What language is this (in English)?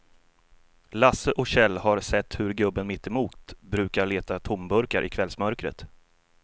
Swedish